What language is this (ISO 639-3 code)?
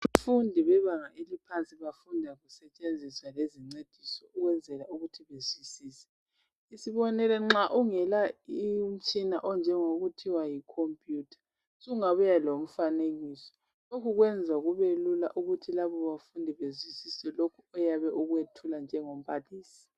nde